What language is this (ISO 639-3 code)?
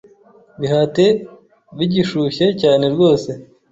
kin